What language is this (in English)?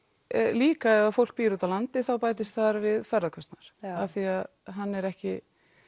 Icelandic